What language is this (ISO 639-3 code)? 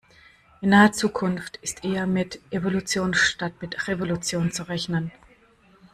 deu